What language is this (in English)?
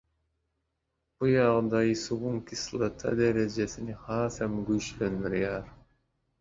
Turkmen